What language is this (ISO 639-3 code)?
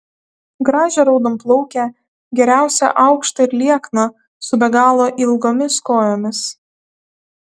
lit